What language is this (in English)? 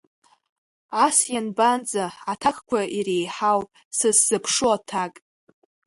Abkhazian